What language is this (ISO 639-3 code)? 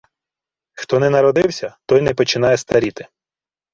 ukr